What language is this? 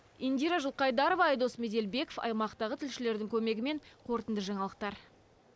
Kazakh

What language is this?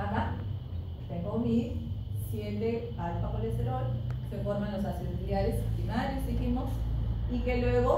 Spanish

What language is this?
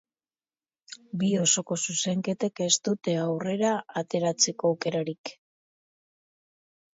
Basque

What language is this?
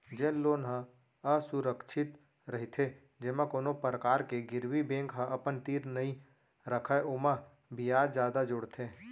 Chhattisgarhi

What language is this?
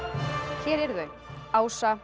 Icelandic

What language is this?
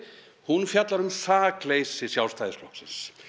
Icelandic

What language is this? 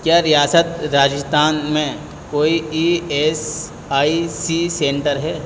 Urdu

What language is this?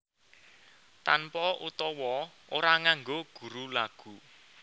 Javanese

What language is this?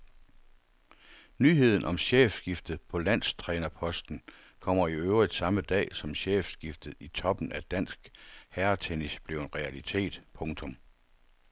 Danish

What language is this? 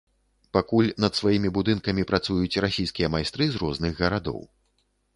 Belarusian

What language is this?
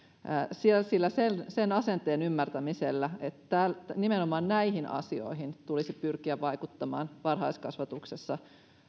Finnish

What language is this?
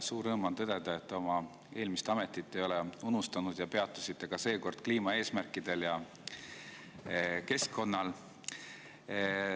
Estonian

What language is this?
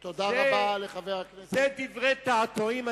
Hebrew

